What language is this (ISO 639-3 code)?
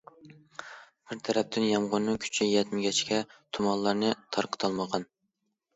uig